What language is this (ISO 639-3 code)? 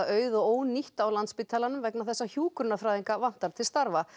isl